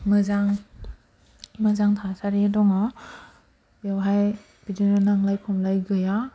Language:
Bodo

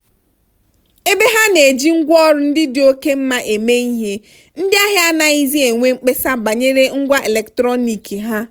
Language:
Igbo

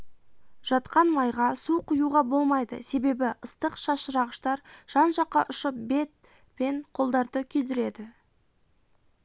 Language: Kazakh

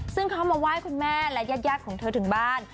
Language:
Thai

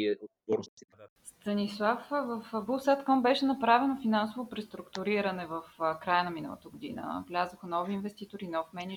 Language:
Bulgarian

